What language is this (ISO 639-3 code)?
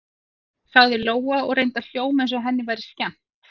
isl